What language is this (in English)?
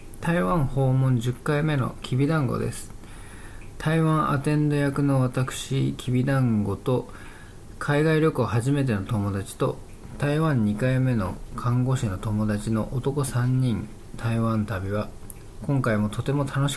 Japanese